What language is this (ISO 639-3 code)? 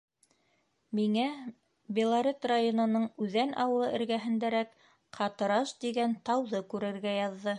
bak